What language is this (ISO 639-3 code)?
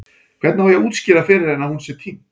isl